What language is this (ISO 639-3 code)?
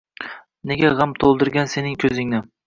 uzb